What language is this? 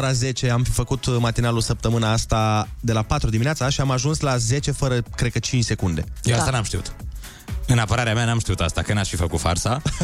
Romanian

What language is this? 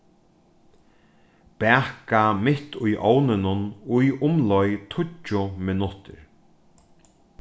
Faroese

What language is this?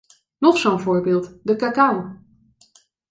Dutch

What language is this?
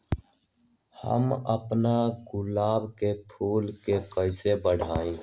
Magahi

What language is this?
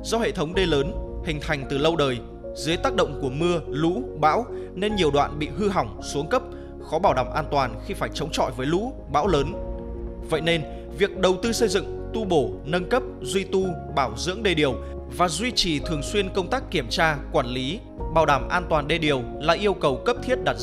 Vietnamese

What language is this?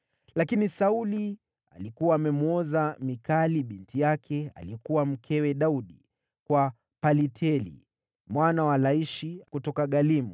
Swahili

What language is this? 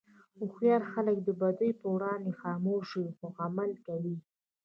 Pashto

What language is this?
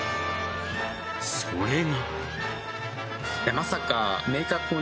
Japanese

